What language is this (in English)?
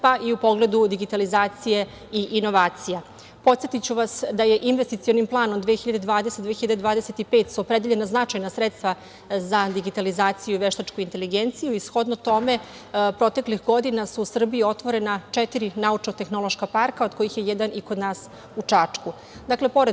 Serbian